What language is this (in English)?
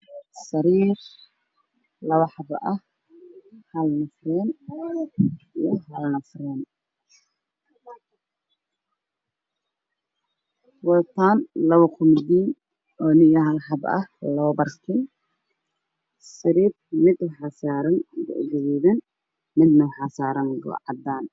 Somali